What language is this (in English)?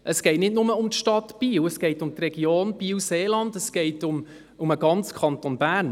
Swiss German